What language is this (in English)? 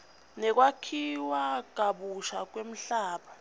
Swati